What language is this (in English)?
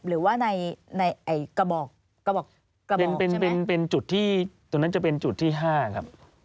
Thai